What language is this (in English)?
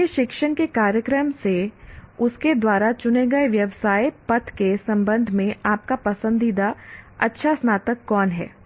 Hindi